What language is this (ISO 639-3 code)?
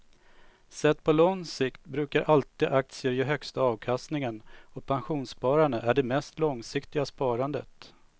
swe